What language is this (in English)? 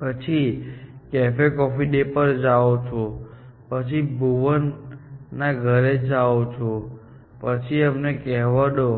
Gujarati